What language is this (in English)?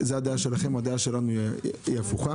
Hebrew